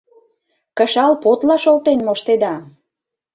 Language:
Mari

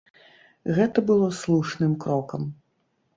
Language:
Belarusian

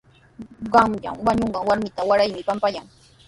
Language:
Sihuas Ancash Quechua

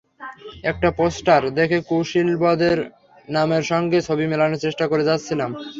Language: Bangla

